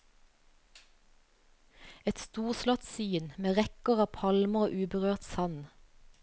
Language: Norwegian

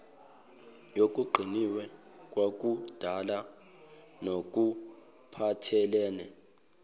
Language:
Zulu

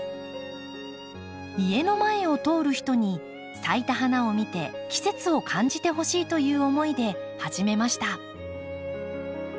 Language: Japanese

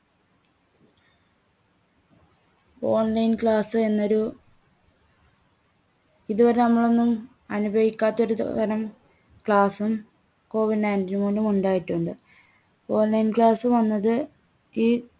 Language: Malayalam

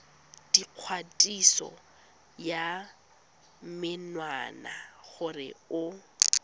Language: Tswana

